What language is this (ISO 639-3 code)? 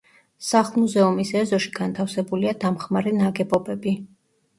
kat